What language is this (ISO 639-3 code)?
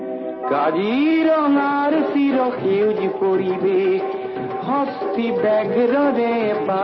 tel